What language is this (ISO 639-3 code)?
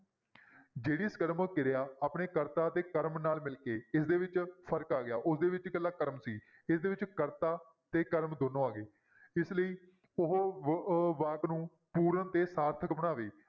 pan